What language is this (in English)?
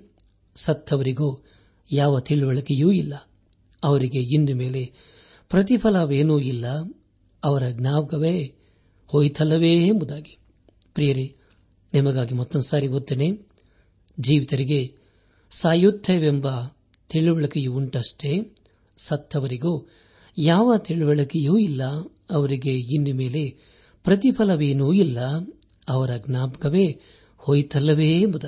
Kannada